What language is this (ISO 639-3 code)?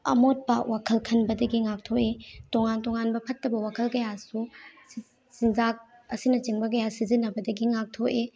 mni